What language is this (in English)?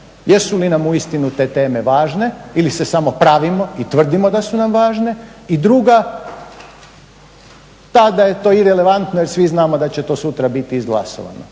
Croatian